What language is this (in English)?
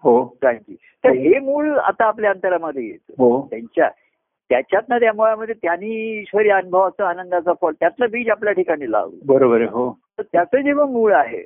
Marathi